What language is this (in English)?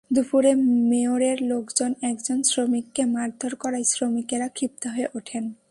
Bangla